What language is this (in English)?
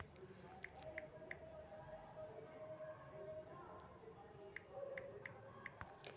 Magahi